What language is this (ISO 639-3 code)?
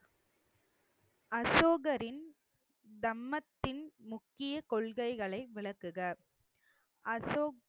tam